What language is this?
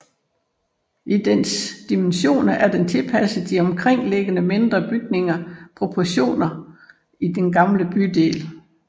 Danish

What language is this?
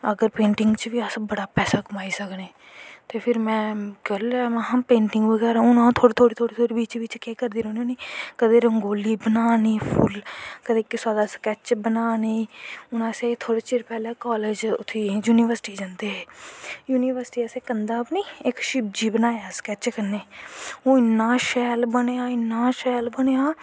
Dogri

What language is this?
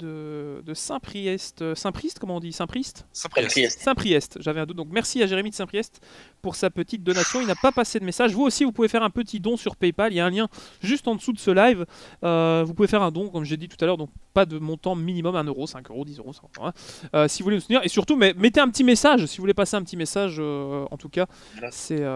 French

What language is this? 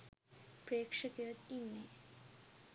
Sinhala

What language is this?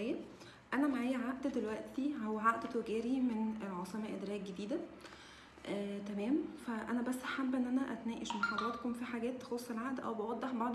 Arabic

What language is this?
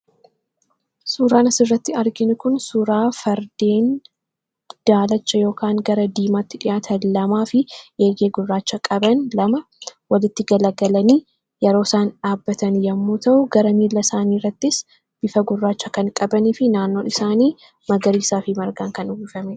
Oromo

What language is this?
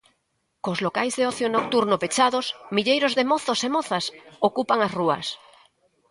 Galician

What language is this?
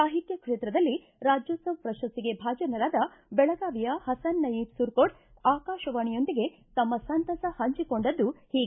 Kannada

